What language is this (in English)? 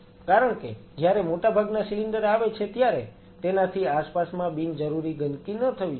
Gujarati